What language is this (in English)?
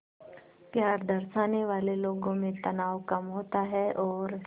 Hindi